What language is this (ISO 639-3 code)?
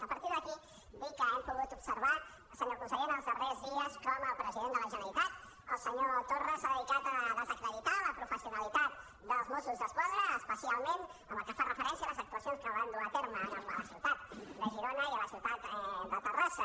cat